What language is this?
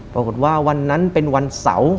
Thai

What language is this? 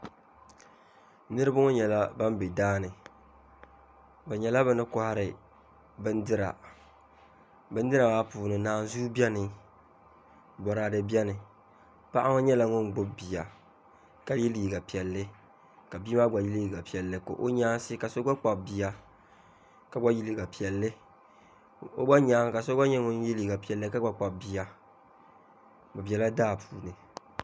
Dagbani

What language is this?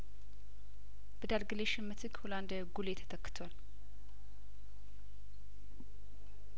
Amharic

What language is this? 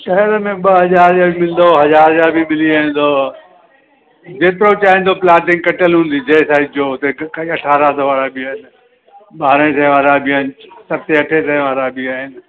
Sindhi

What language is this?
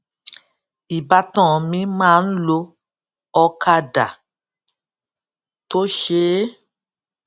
Yoruba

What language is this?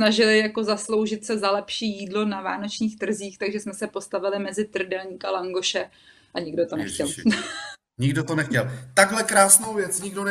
Czech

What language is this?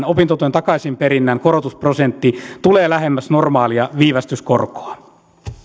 Finnish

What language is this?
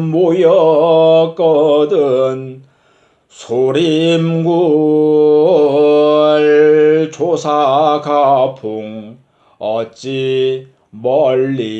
Korean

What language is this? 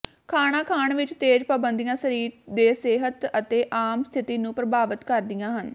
Punjabi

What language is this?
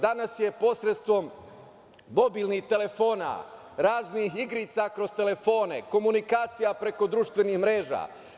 Serbian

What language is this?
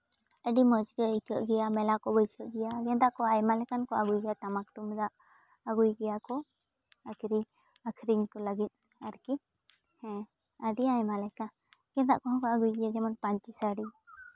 Santali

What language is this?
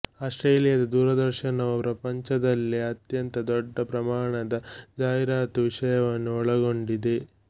Kannada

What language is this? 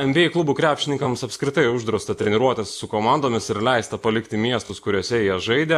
Lithuanian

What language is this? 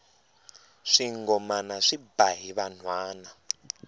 Tsonga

